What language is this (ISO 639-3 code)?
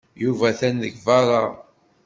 kab